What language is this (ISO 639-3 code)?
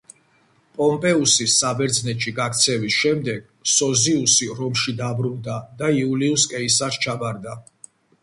kat